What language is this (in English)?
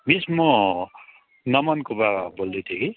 Nepali